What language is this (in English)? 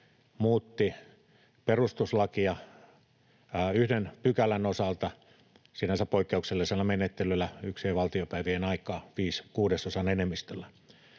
Finnish